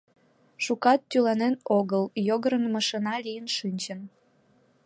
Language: Mari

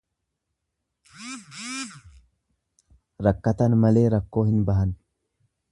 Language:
Oromo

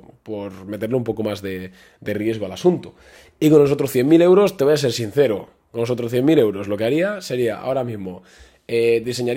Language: Spanish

